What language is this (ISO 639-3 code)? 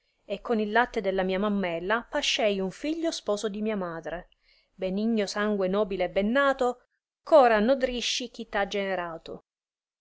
ita